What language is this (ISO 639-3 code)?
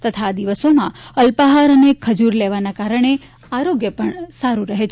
guj